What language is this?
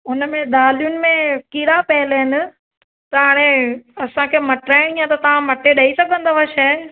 Sindhi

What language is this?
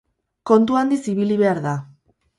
Basque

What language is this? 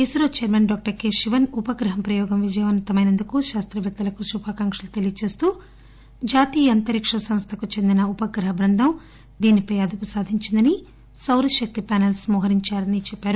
Telugu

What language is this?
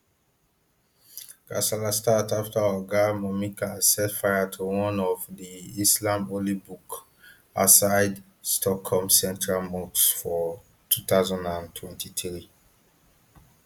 Nigerian Pidgin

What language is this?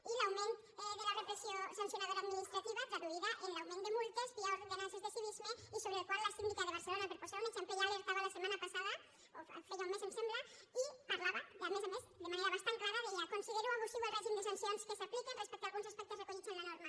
Catalan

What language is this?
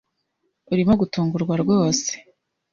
Kinyarwanda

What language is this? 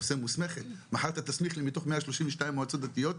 Hebrew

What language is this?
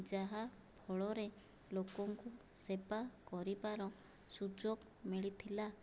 Odia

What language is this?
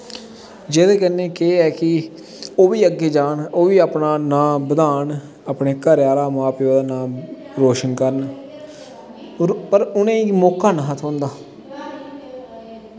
Dogri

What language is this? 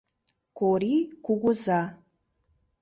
Mari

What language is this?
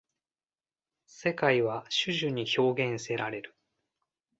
Japanese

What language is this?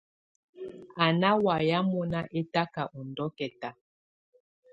Tunen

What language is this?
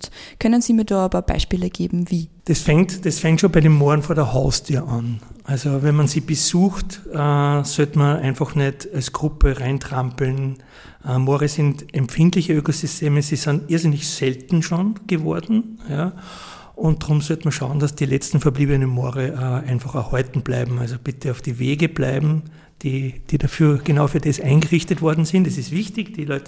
German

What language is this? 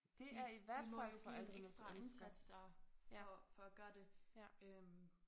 Danish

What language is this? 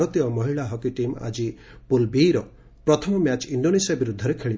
Odia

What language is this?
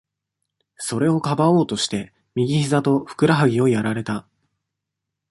Japanese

